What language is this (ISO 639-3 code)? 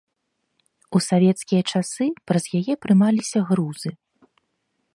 bel